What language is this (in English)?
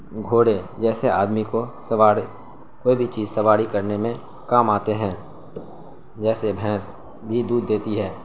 Urdu